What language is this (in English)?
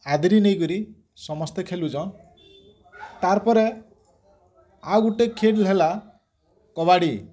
Odia